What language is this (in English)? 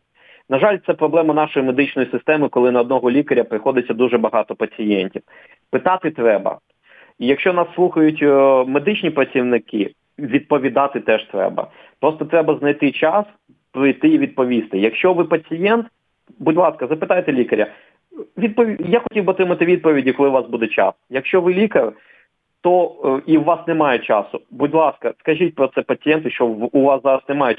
Ukrainian